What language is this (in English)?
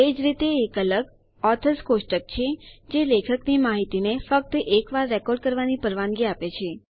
Gujarati